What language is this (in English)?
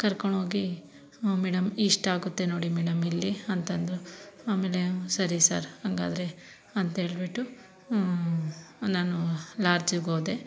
Kannada